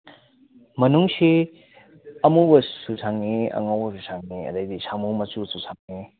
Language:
Manipuri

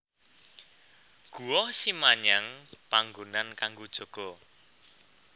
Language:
Javanese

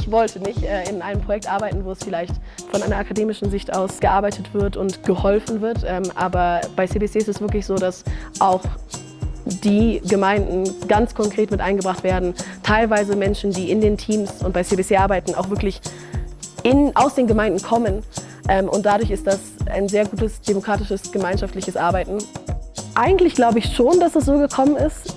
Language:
German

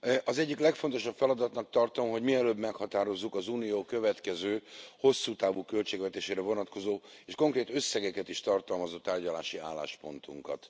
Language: Hungarian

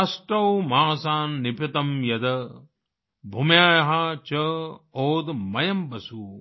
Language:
Hindi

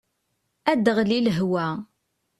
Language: Kabyle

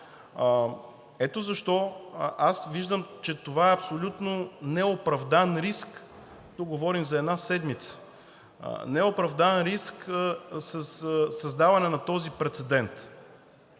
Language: Bulgarian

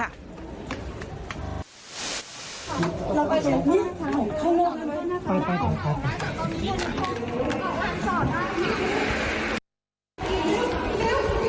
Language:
Thai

